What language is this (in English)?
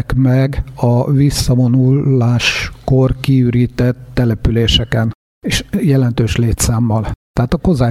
Hungarian